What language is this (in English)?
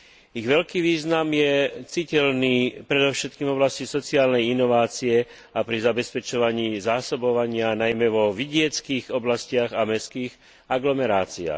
Slovak